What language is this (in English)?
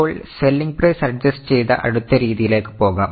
Malayalam